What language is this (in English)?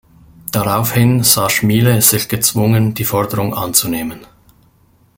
German